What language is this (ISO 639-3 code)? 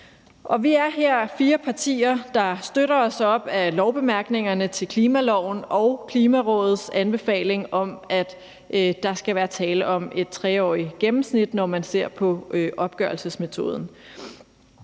dan